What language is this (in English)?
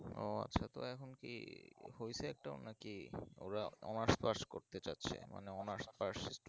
Bangla